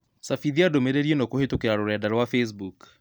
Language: Kikuyu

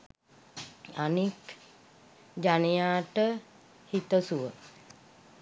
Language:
Sinhala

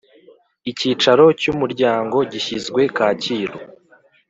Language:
Kinyarwanda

